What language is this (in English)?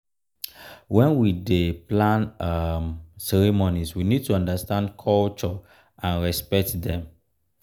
Nigerian Pidgin